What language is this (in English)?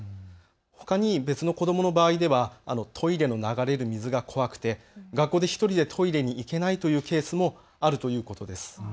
Japanese